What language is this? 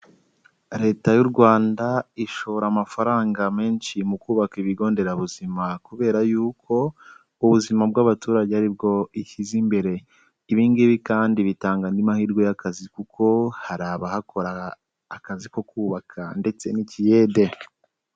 Kinyarwanda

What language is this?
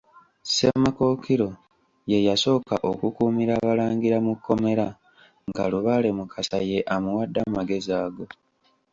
Ganda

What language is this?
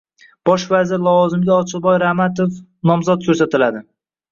Uzbek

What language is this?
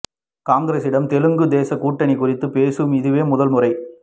Tamil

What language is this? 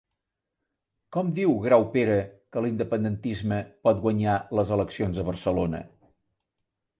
Catalan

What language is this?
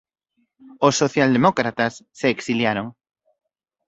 Galician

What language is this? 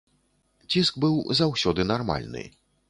Belarusian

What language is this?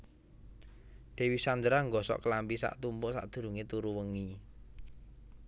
Javanese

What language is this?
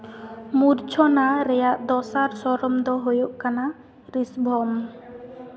Santali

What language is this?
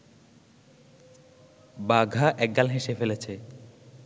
Bangla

